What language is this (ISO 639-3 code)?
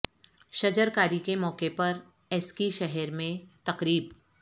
urd